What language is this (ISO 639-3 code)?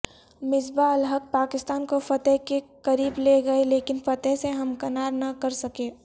urd